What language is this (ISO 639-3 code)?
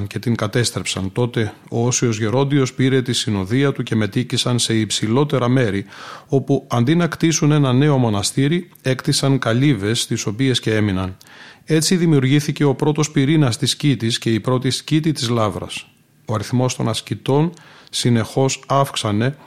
ell